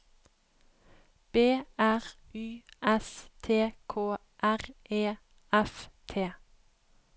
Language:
Norwegian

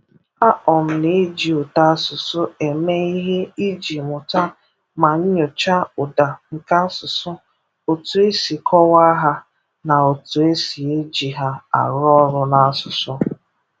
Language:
Igbo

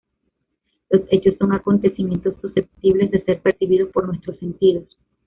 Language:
Spanish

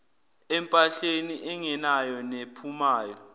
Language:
Zulu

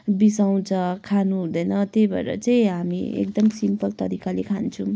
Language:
Nepali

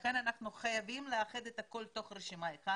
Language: Hebrew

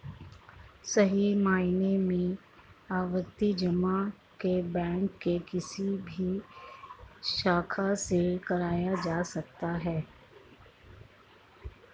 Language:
Hindi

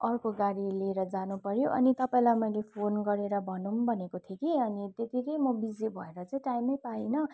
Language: Nepali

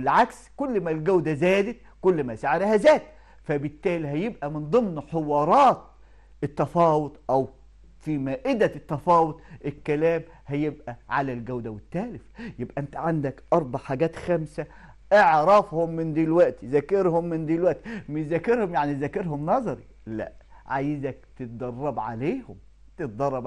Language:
Arabic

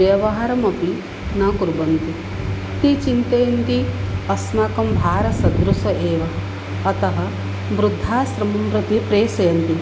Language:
Sanskrit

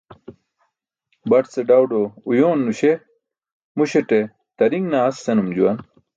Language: Burushaski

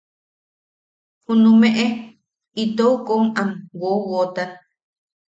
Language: Yaqui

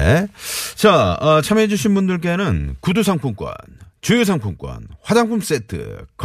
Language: Korean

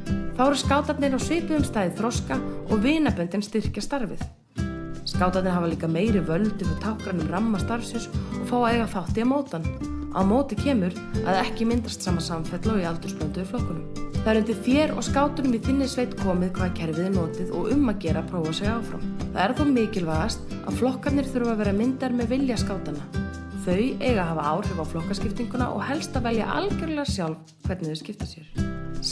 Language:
Icelandic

